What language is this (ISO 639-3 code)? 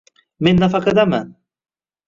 uzb